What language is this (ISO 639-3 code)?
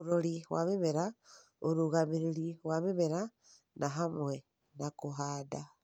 kik